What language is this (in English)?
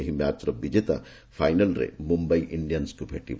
Odia